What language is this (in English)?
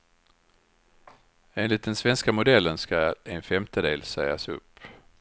Swedish